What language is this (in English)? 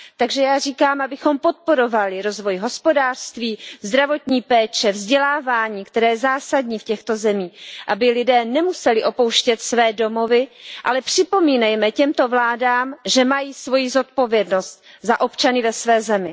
Czech